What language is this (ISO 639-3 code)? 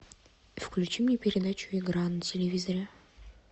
rus